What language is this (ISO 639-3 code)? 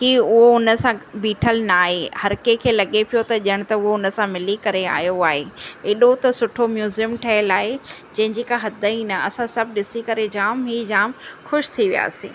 snd